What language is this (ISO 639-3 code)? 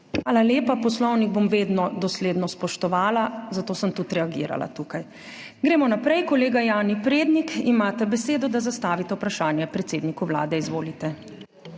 slv